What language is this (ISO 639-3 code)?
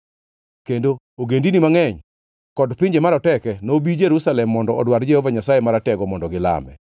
luo